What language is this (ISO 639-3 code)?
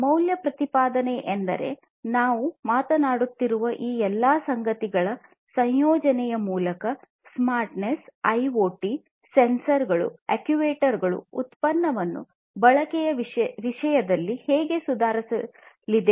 kan